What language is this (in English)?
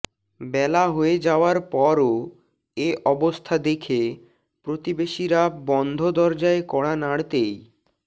Bangla